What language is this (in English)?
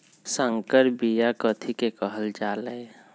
Magahi